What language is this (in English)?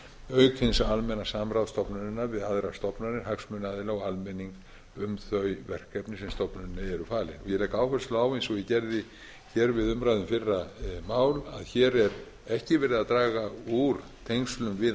Icelandic